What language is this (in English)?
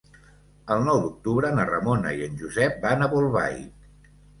Catalan